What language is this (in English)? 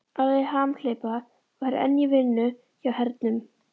Icelandic